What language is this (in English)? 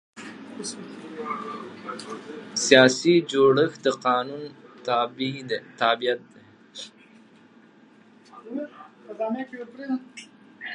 Pashto